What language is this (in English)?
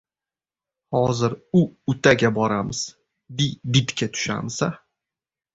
Uzbek